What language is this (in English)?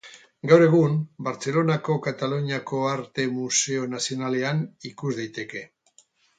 Basque